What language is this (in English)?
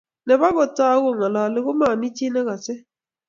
Kalenjin